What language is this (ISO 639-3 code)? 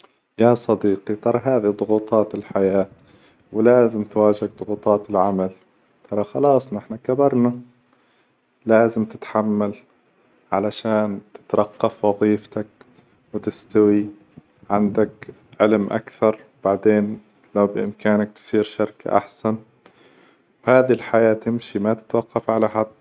acw